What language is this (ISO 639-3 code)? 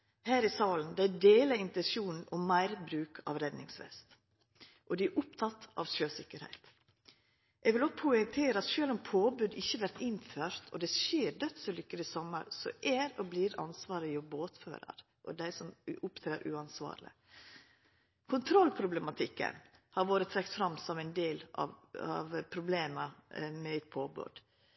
nno